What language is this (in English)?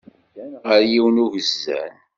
Kabyle